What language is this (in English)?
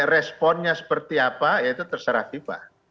Indonesian